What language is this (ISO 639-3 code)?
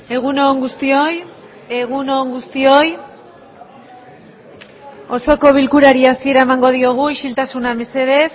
eus